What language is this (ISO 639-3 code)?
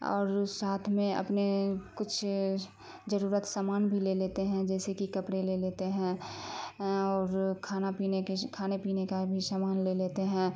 urd